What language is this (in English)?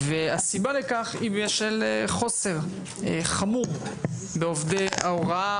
Hebrew